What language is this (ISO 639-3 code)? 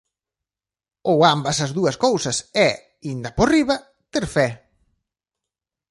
glg